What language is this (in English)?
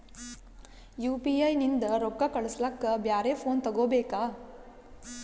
Kannada